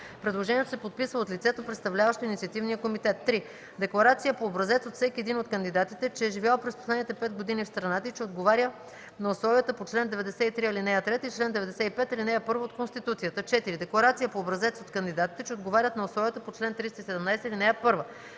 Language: Bulgarian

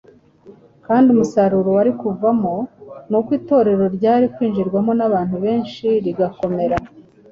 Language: Kinyarwanda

